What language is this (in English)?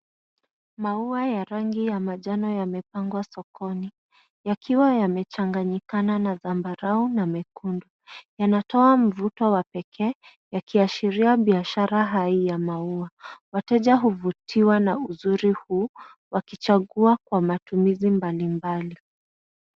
Swahili